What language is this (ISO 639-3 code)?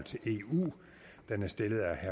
dan